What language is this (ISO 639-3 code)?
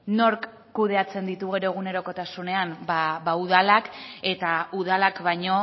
eus